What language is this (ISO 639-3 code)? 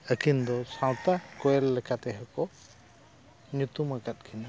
sat